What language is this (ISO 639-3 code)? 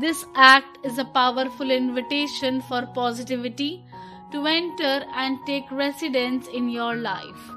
eng